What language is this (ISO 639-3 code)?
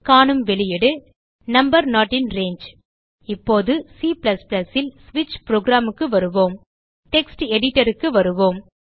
tam